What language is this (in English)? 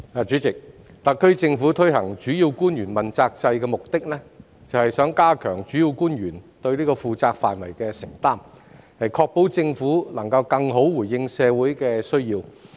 Cantonese